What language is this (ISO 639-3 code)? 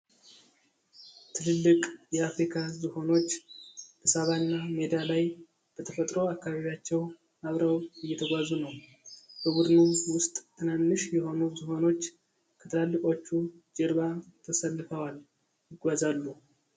amh